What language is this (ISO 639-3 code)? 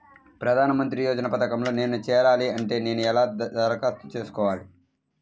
tel